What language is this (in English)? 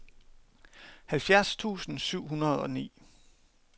Danish